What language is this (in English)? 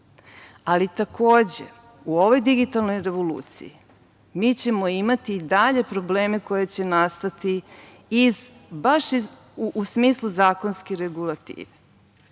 Serbian